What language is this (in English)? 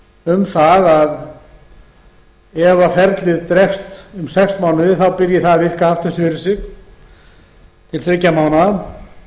Icelandic